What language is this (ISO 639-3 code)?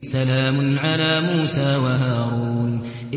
ara